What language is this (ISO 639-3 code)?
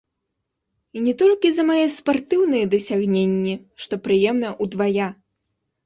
bel